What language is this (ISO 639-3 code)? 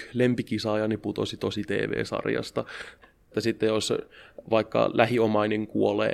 fin